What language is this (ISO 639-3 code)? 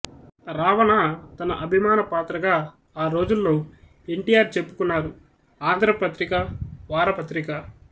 tel